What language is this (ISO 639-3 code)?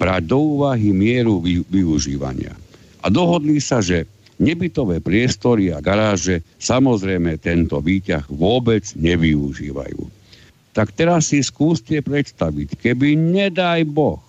slk